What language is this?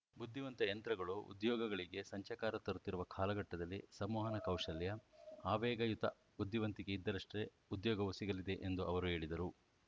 Kannada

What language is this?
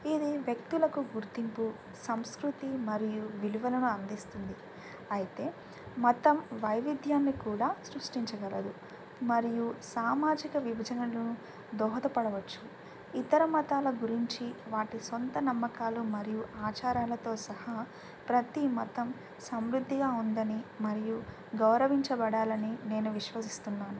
Telugu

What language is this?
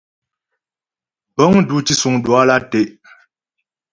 Ghomala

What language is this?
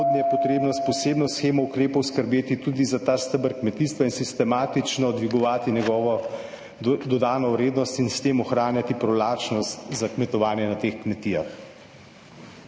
Slovenian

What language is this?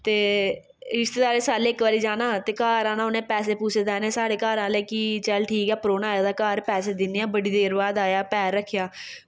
Dogri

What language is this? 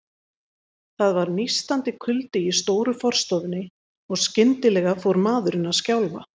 Icelandic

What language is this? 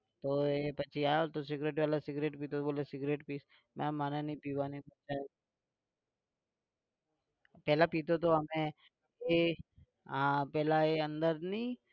Gujarati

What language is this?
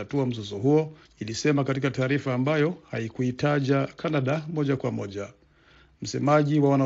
Swahili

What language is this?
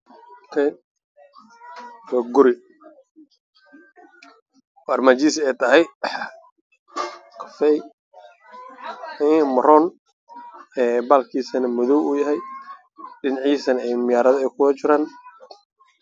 Somali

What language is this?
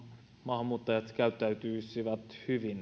Finnish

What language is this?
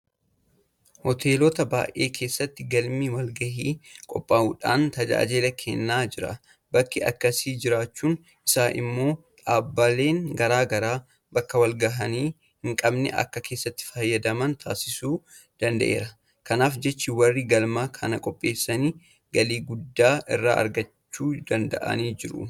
Oromo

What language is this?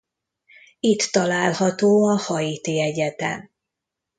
Hungarian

